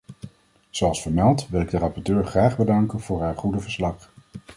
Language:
Dutch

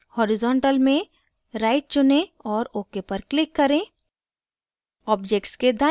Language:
Hindi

